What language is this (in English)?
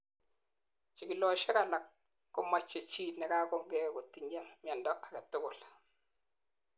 Kalenjin